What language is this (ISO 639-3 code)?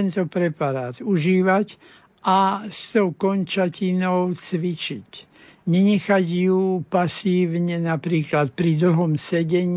slk